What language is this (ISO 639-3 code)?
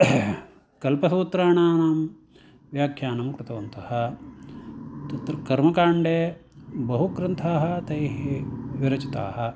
san